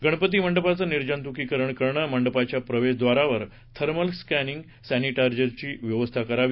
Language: Marathi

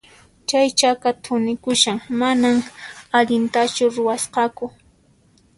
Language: Puno Quechua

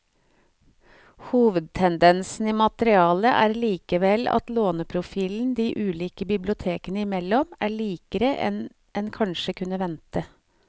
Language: Norwegian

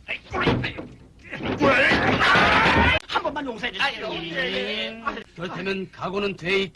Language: Korean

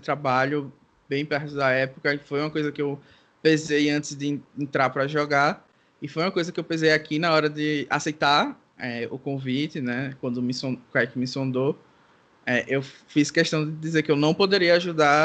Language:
Portuguese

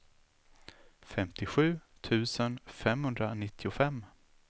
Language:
Swedish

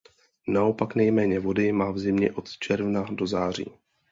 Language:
Czech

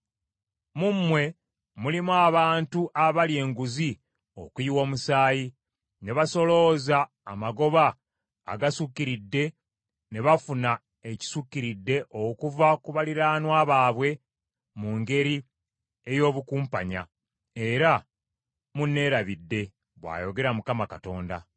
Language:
Ganda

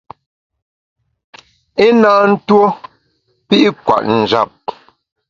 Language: Bamun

